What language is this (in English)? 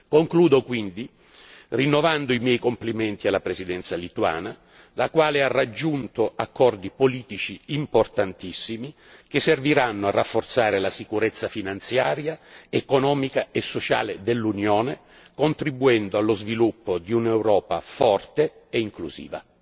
Italian